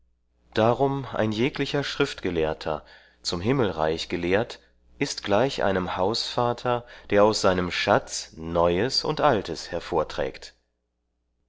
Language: German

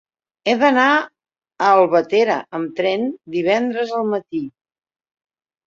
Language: Catalan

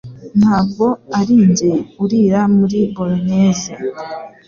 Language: Kinyarwanda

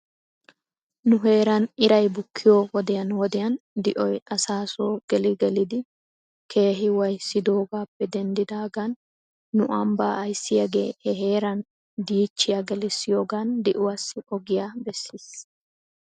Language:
Wolaytta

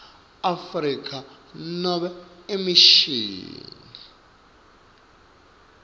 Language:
Swati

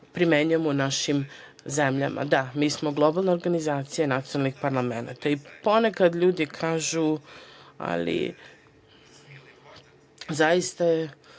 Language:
Serbian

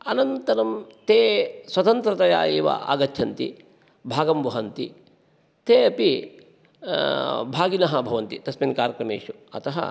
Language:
Sanskrit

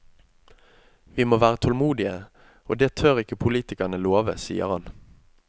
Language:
Norwegian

